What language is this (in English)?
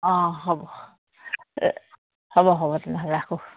Assamese